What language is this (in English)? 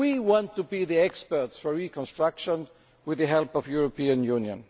English